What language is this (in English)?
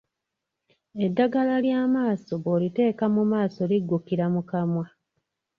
Ganda